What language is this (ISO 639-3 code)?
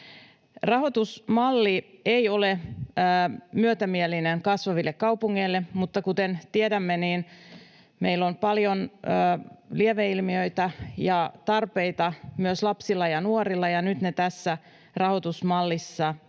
fin